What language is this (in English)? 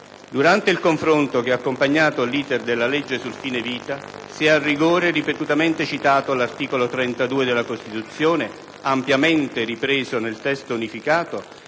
Italian